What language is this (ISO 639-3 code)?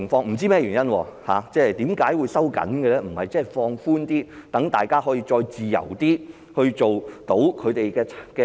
yue